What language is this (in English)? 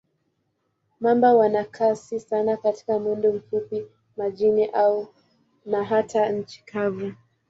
Swahili